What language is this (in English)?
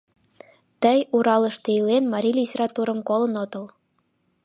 Mari